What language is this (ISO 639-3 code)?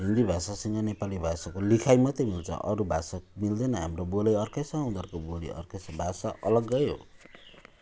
nep